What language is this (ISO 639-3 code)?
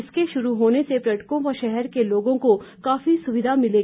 hin